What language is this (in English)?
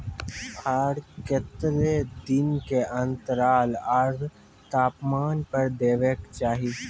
Maithili